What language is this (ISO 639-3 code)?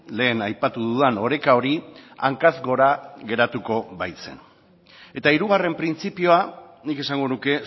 eus